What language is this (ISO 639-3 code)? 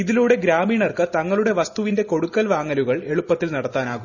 mal